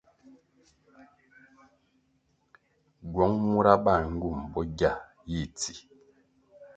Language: Kwasio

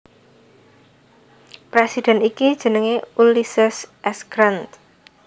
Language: Javanese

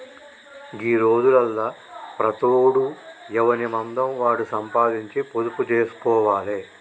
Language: Telugu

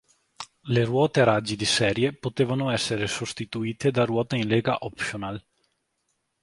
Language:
Italian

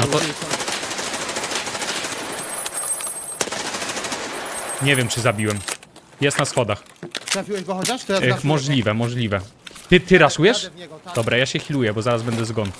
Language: Polish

